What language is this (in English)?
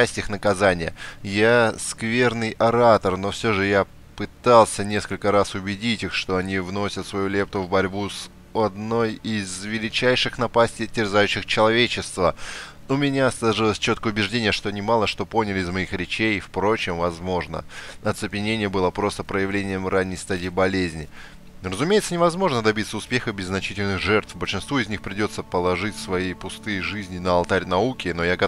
Russian